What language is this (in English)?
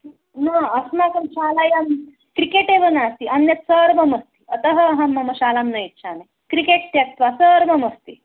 Sanskrit